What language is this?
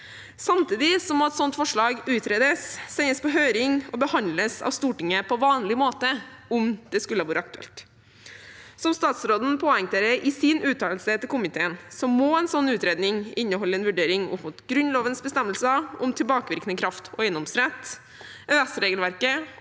Norwegian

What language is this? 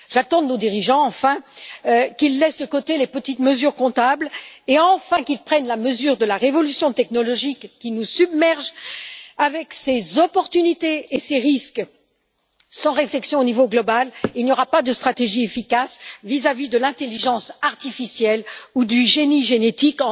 French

